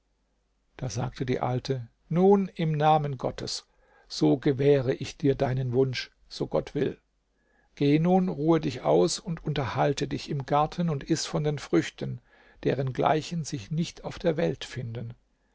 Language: German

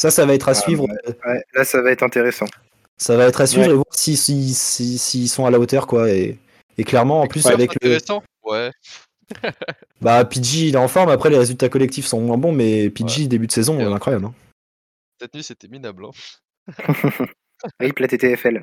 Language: French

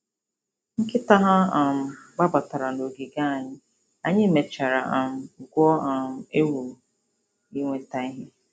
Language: Igbo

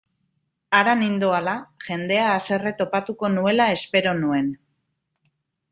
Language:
Basque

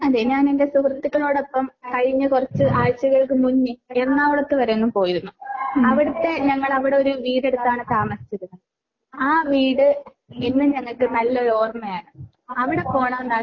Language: Malayalam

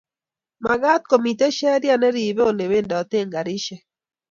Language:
Kalenjin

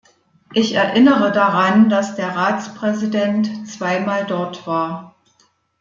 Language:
German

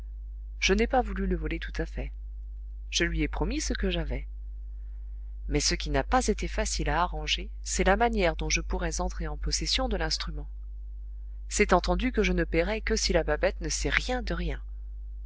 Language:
French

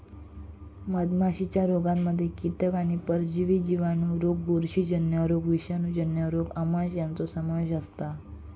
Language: Marathi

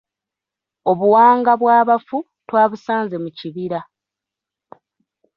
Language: Ganda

